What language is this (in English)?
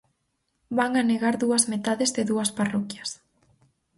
Galician